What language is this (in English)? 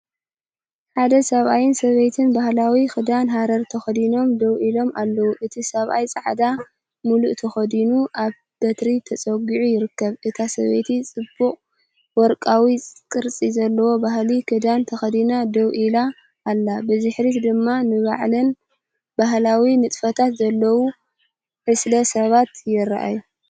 Tigrinya